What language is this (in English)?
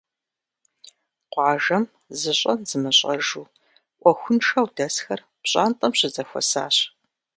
Kabardian